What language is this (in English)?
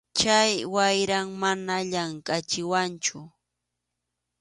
Arequipa-La Unión Quechua